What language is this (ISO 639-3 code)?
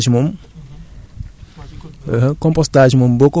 wol